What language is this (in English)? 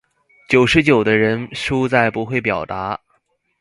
Chinese